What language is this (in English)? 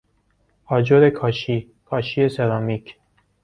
Persian